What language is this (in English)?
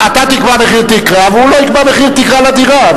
Hebrew